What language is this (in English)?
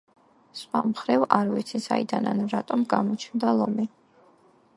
Georgian